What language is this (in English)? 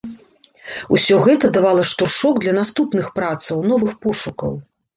Belarusian